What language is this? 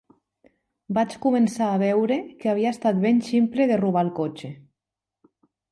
Catalan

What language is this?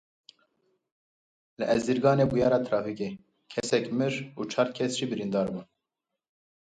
Kurdish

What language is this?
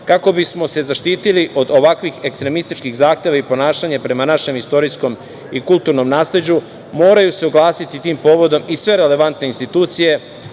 Serbian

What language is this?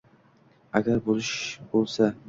Uzbek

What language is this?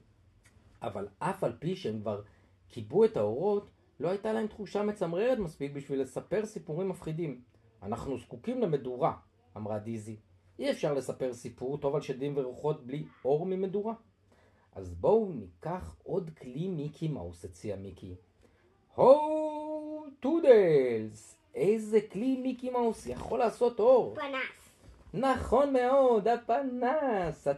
Hebrew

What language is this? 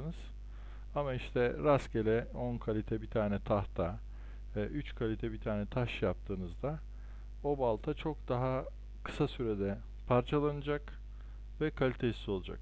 Turkish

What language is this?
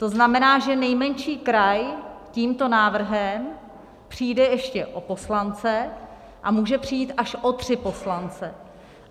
Czech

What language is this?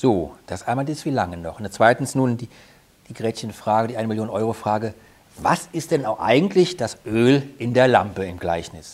German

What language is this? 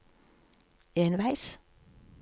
Norwegian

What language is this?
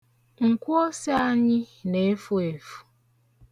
Igbo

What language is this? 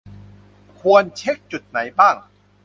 Thai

